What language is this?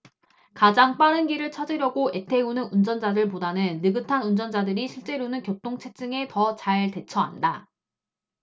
Korean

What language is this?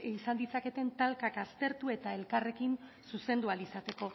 Basque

